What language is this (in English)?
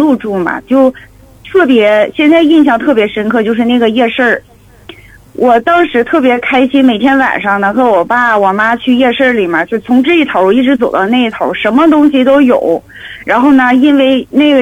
Chinese